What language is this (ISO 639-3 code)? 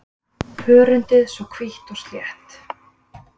isl